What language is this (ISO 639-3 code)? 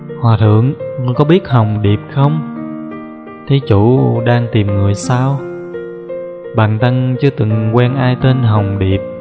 vie